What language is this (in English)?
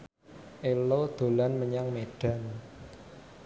Javanese